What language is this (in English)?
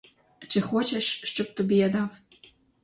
Ukrainian